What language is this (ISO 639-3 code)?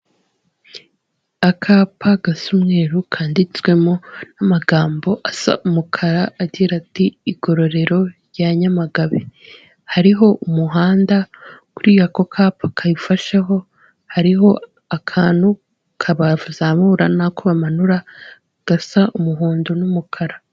kin